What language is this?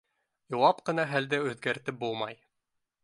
Bashkir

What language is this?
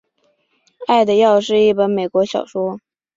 Chinese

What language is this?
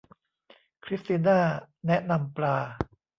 Thai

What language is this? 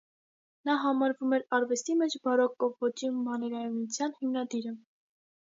Armenian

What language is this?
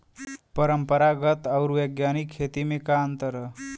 Bhojpuri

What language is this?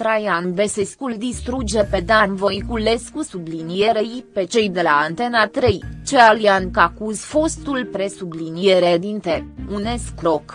Romanian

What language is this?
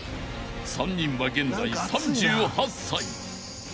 Japanese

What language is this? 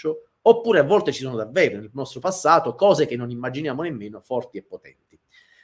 Italian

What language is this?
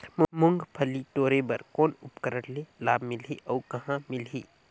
Chhattisgarhi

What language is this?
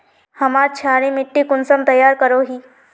Magahi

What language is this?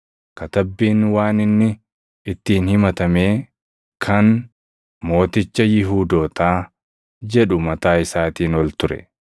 Oromo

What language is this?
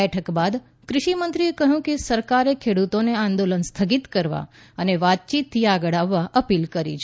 Gujarati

